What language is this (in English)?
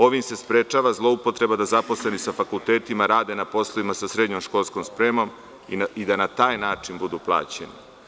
Serbian